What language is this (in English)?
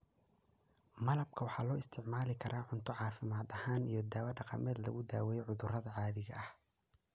Somali